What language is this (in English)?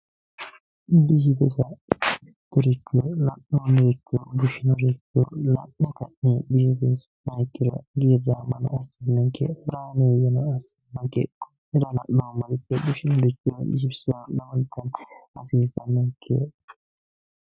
Sidamo